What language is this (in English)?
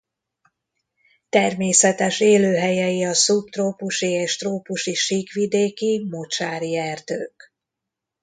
Hungarian